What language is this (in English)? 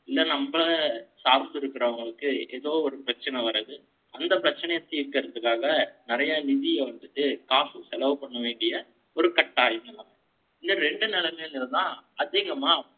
Tamil